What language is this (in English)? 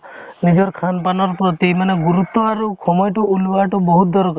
Assamese